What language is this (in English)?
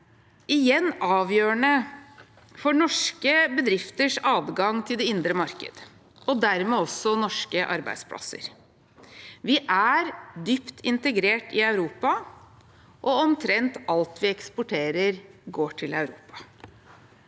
Norwegian